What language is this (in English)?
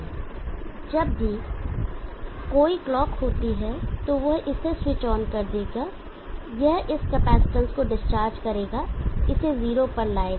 Hindi